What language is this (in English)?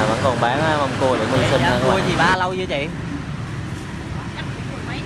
Vietnamese